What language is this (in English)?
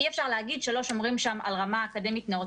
Hebrew